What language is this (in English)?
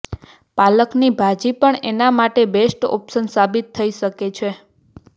Gujarati